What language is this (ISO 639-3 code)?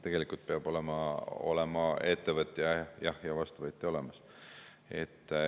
est